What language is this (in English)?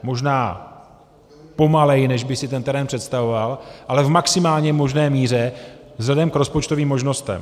Czech